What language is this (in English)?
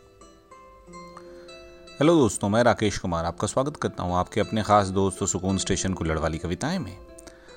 Hindi